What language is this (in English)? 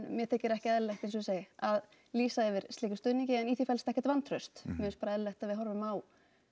Icelandic